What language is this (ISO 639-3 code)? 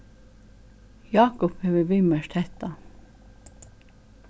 fao